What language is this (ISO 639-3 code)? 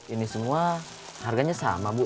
ind